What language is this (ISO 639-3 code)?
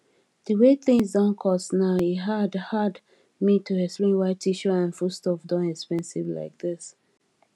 pcm